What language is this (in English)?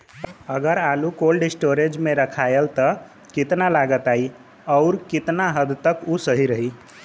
Bhojpuri